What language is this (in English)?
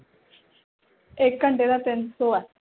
Punjabi